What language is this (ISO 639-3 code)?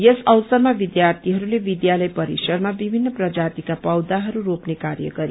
nep